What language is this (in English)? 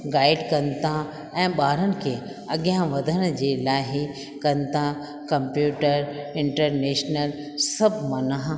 Sindhi